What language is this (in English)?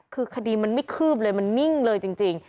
Thai